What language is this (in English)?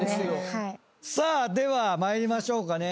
Japanese